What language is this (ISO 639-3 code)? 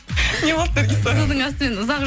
kaz